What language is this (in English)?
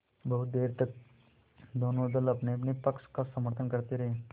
Hindi